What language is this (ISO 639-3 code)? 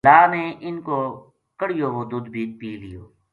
gju